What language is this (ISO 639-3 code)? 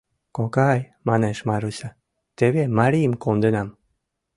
chm